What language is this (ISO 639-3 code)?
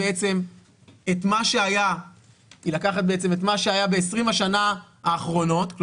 heb